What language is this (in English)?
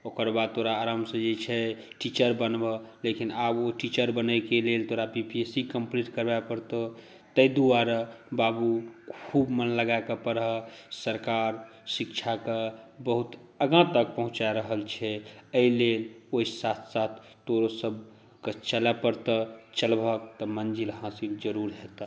Maithili